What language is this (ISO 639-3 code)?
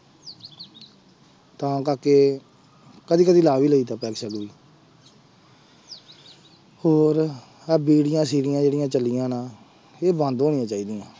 pan